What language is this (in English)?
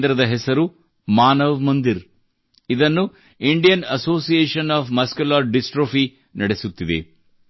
Kannada